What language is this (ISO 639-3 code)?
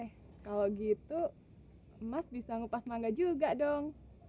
ind